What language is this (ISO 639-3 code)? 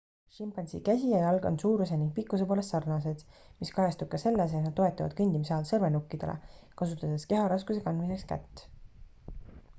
est